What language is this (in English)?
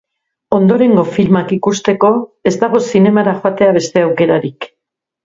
Basque